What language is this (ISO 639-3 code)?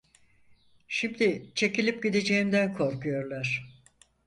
tur